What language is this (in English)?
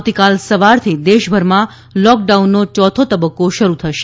Gujarati